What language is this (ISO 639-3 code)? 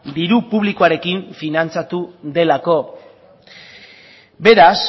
eus